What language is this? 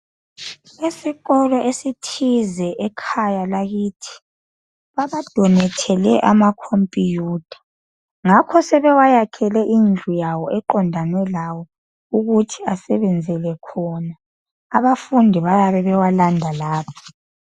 North Ndebele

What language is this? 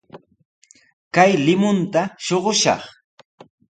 Sihuas Ancash Quechua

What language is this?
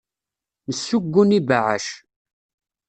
Kabyle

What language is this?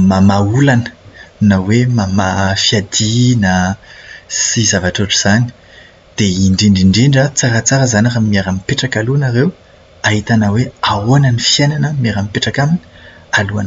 Malagasy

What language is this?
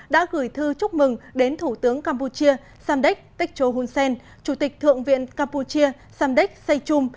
Vietnamese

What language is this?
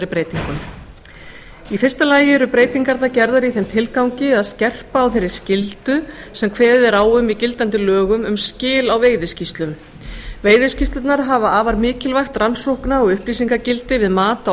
Icelandic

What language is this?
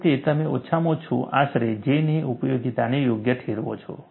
Gujarati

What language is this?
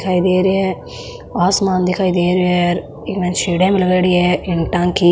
Marwari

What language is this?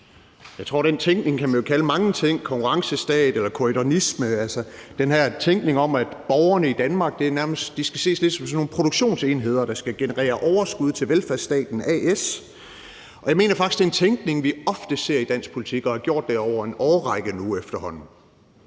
Danish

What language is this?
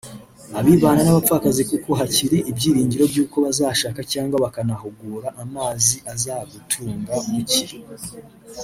Kinyarwanda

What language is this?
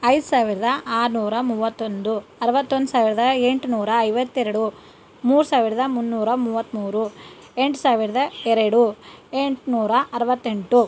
Kannada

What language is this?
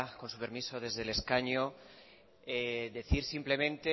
Spanish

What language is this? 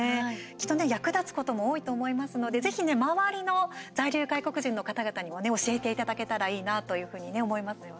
Japanese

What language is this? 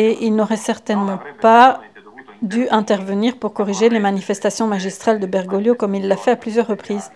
French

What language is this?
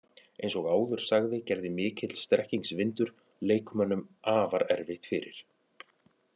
Icelandic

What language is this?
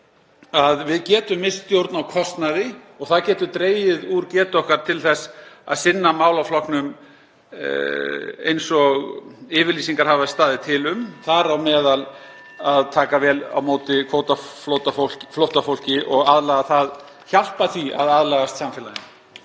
Icelandic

